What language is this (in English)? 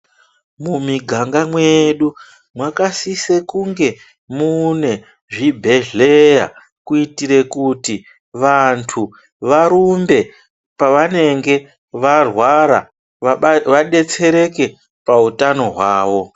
Ndau